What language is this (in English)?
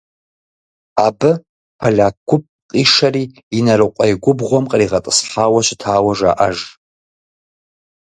Kabardian